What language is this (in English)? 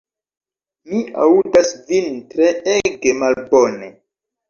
Esperanto